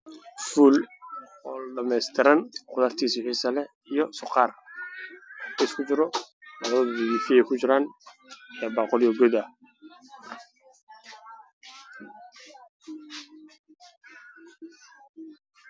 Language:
Somali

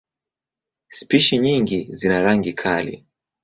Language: Swahili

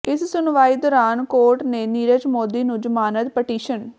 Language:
Punjabi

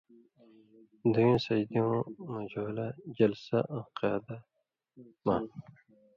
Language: Indus Kohistani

